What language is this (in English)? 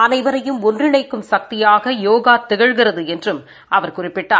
Tamil